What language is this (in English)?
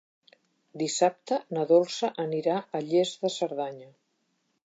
Catalan